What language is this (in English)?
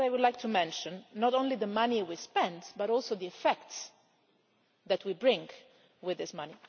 English